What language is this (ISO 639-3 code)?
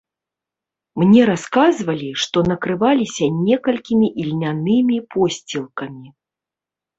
bel